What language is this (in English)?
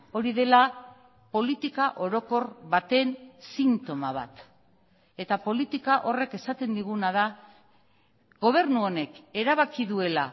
Basque